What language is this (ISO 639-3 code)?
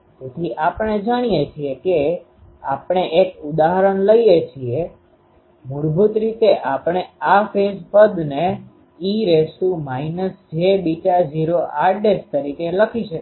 guj